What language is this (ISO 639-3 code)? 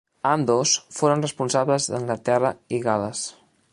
cat